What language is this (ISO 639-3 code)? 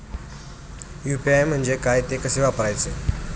mar